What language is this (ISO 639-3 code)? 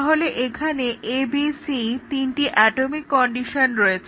ben